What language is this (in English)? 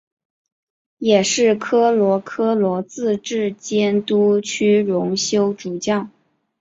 Chinese